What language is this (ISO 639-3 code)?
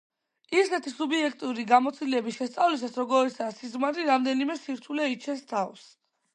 kat